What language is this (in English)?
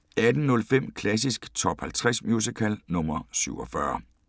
Danish